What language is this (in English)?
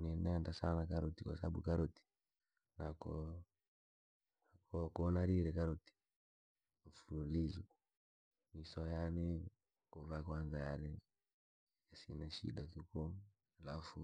Langi